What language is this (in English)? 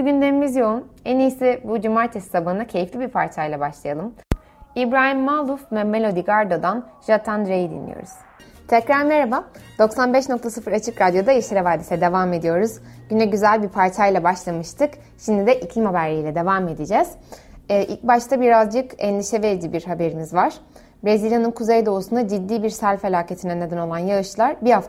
Turkish